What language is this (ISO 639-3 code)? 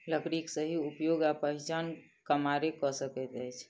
mai